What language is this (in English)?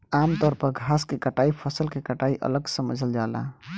Bhojpuri